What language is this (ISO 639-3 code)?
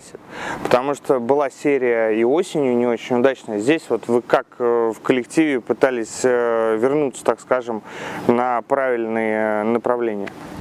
rus